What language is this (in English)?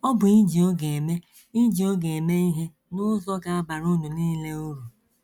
Igbo